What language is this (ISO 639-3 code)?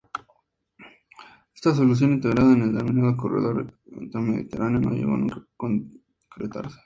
spa